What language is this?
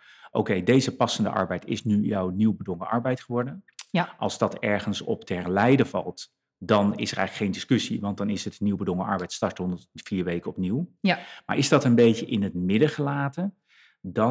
Dutch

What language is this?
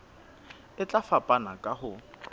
Southern Sotho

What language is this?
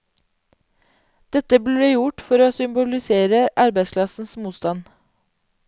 Norwegian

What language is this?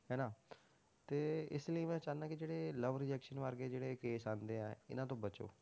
Punjabi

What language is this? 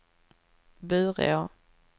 Swedish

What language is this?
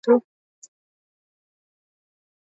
Swahili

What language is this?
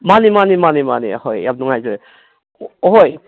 Manipuri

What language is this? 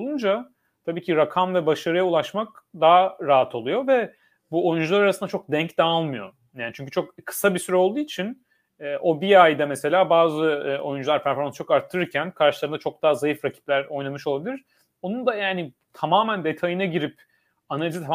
Turkish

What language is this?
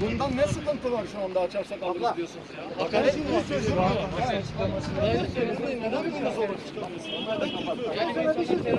Turkish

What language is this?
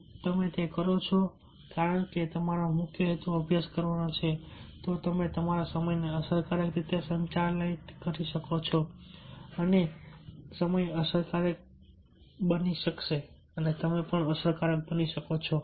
Gujarati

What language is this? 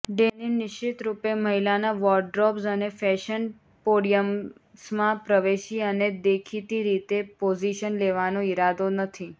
Gujarati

